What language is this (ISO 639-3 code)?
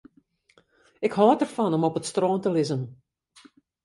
fry